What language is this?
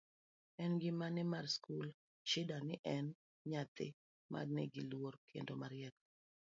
Luo (Kenya and Tanzania)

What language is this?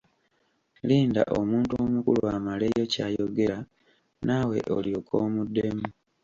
Ganda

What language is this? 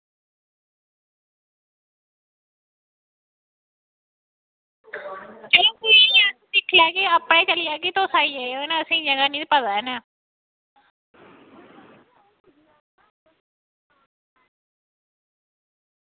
Dogri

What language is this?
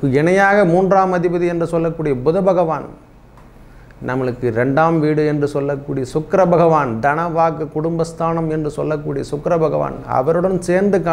Vietnamese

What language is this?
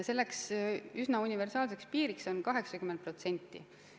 Estonian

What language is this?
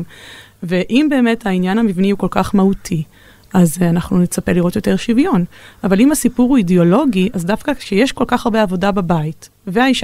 Hebrew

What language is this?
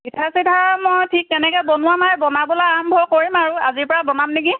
Assamese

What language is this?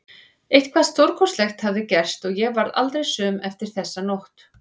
Icelandic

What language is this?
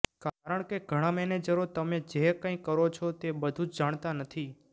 Gujarati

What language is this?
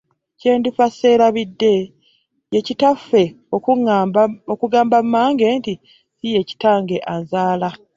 Ganda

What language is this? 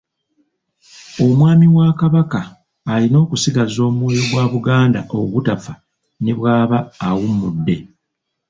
Ganda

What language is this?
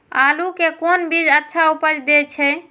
Maithili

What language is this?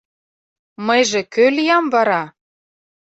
Mari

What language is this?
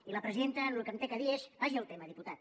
Catalan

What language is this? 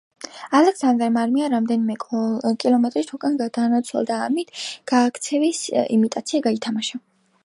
Georgian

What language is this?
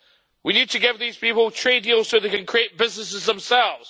English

